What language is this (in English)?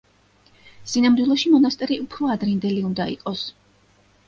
Georgian